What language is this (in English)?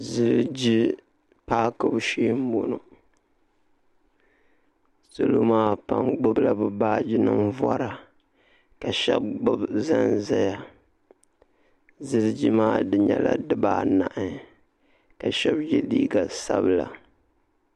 Dagbani